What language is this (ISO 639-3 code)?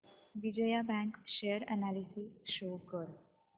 mar